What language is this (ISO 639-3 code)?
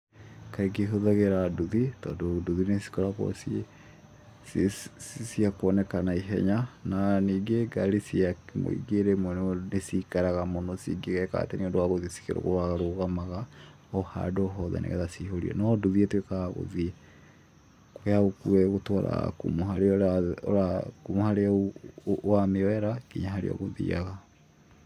kik